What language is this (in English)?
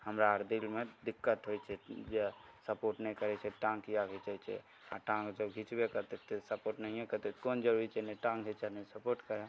Maithili